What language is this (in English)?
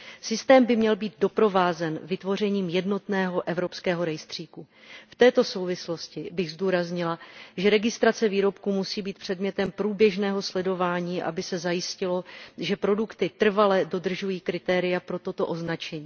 Czech